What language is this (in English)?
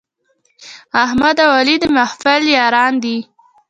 Pashto